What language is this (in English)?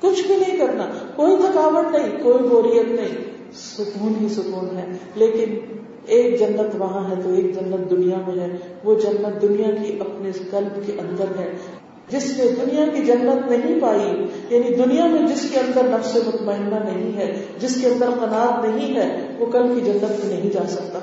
Urdu